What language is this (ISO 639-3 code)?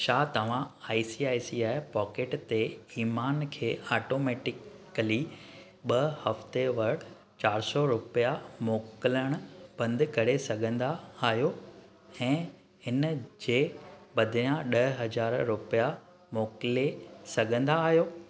snd